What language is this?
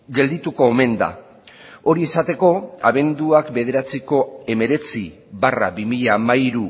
Basque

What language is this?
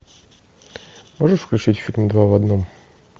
Russian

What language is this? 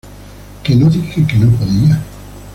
Spanish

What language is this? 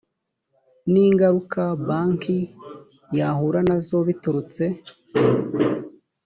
Kinyarwanda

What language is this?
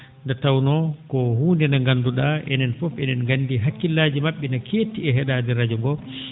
Fula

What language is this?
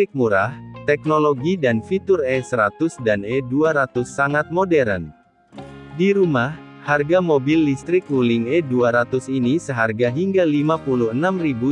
Indonesian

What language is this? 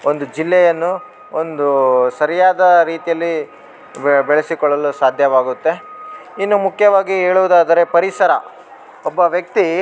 Kannada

